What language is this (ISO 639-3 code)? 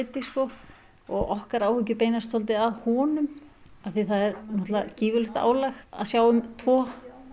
isl